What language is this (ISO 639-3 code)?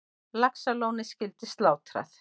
isl